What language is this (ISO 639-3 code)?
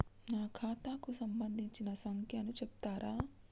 tel